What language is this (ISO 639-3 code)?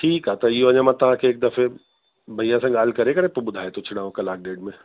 snd